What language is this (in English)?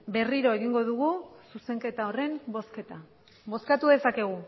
Basque